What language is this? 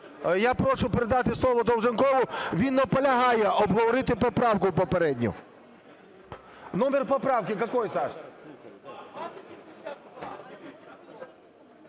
Ukrainian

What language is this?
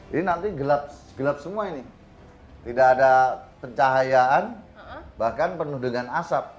Indonesian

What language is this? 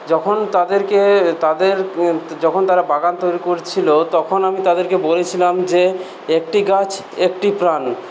Bangla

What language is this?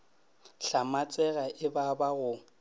Northern Sotho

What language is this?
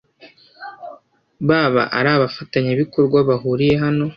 Kinyarwanda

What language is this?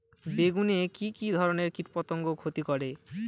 Bangla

